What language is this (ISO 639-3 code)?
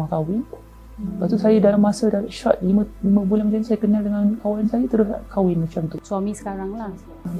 msa